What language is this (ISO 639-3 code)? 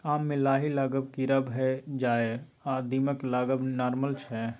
mai